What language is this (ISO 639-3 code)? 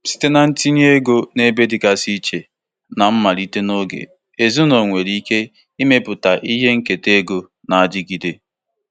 ibo